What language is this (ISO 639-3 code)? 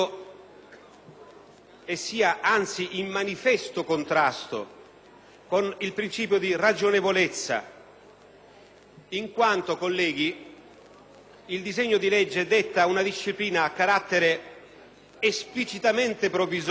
ita